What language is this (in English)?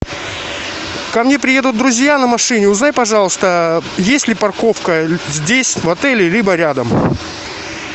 Russian